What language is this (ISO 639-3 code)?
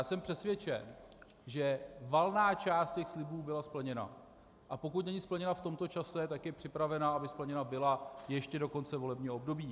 ces